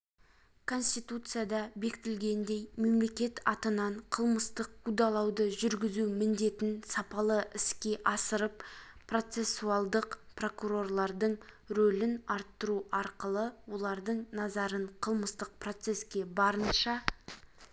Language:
Kazakh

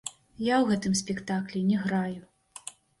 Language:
Belarusian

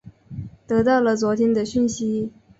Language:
Chinese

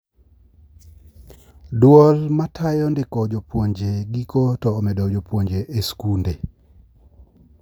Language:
Luo (Kenya and Tanzania)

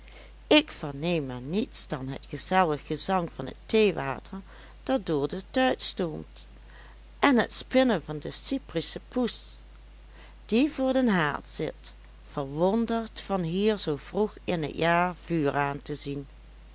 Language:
Dutch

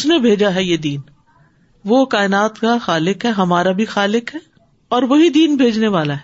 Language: Urdu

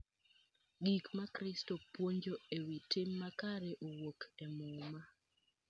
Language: Luo (Kenya and Tanzania)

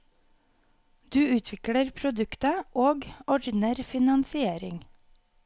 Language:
Norwegian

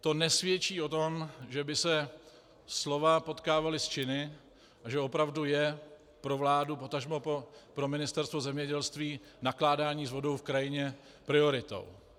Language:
Czech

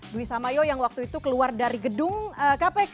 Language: Indonesian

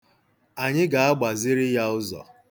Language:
Igbo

